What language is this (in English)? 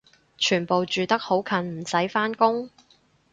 Cantonese